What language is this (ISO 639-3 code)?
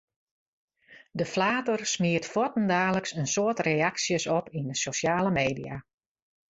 fry